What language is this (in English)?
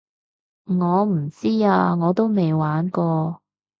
Cantonese